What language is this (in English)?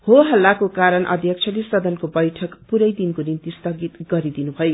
Nepali